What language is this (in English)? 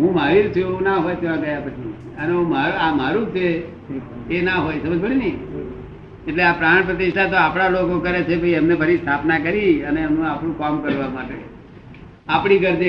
Gujarati